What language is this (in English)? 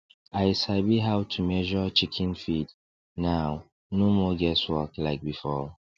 Nigerian Pidgin